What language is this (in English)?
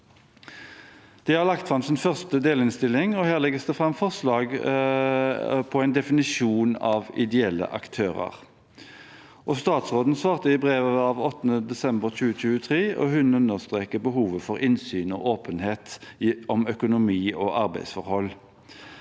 Norwegian